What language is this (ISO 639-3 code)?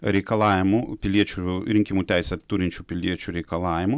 lit